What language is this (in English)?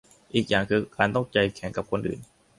Thai